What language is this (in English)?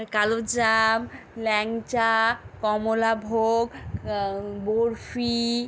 Bangla